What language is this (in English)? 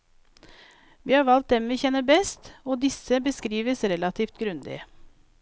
Norwegian